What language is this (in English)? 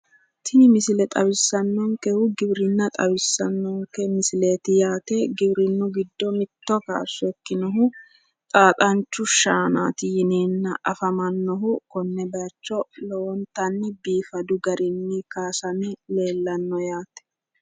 Sidamo